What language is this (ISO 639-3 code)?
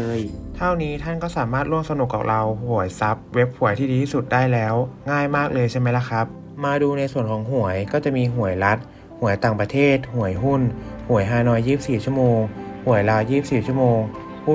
tha